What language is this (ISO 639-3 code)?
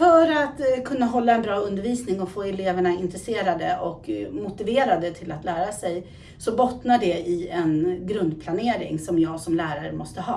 swe